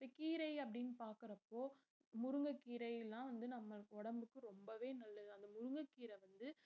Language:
Tamil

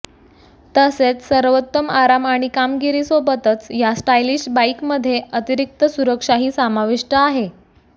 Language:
Marathi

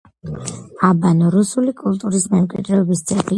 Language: Georgian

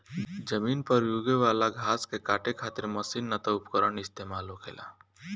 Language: Bhojpuri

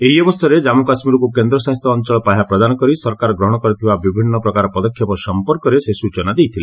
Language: Odia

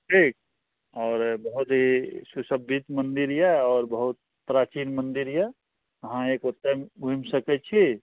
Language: Maithili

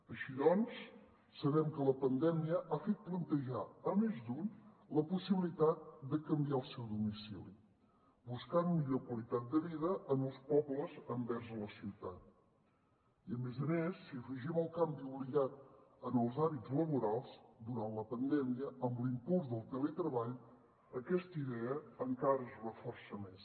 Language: Catalan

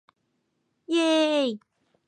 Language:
Chinese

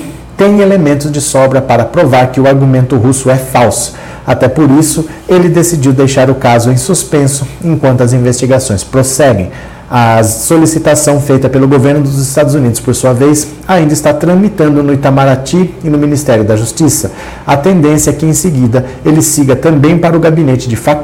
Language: Portuguese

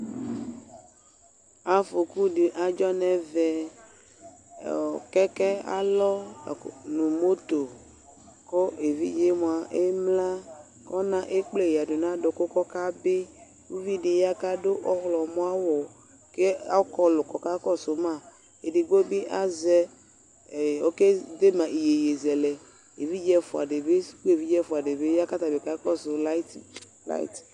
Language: Ikposo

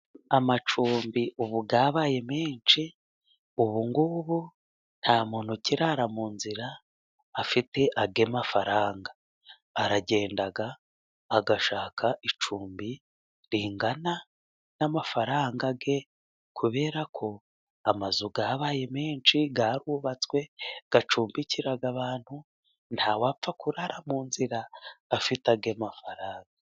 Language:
Kinyarwanda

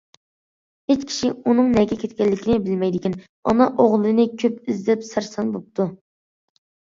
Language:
Uyghur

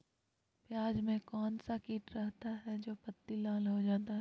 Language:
Magahi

